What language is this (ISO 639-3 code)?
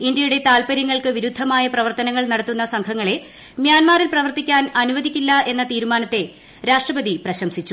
mal